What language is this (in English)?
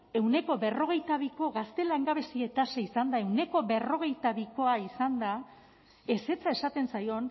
Basque